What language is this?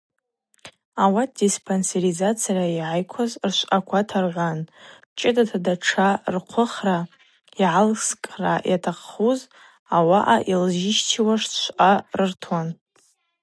Abaza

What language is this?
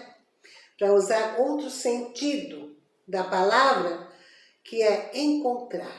Portuguese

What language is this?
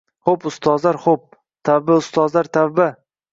Uzbek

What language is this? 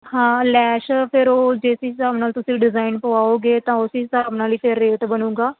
Punjabi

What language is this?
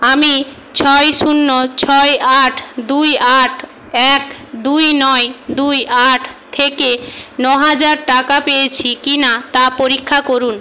Bangla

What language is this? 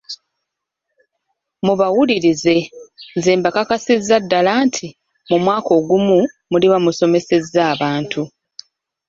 Ganda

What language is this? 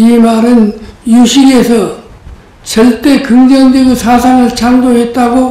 Korean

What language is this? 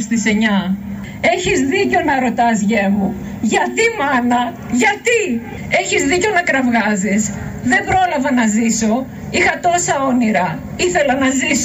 Greek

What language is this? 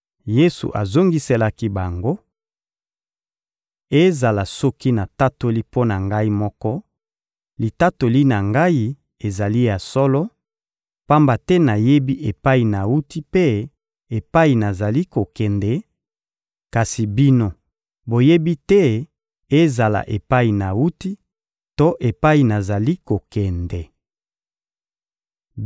Lingala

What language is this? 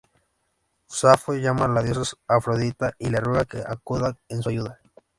Spanish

